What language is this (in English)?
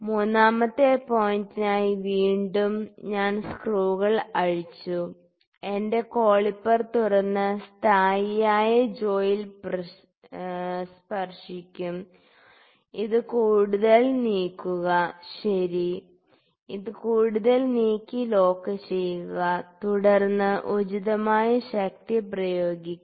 Malayalam